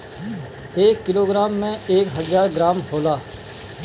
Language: Bhojpuri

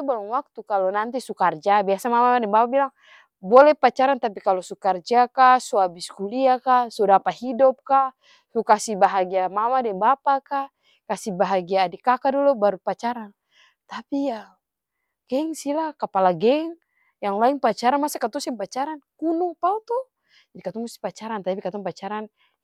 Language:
Ambonese Malay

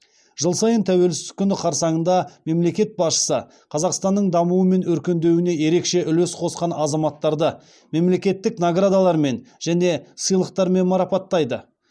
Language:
Kazakh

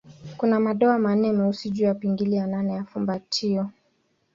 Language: Swahili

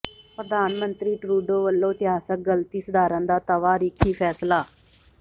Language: Punjabi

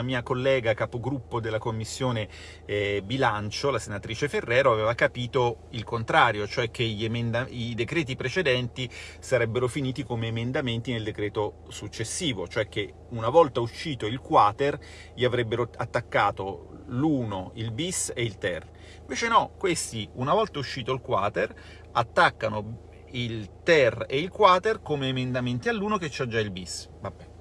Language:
Italian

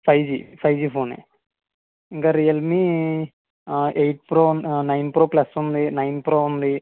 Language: Telugu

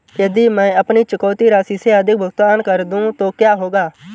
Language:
Hindi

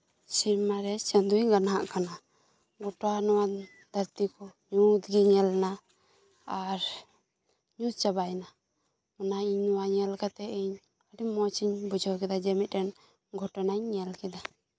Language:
Santali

